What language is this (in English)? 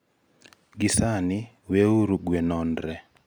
Luo (Kenya and Tanzania)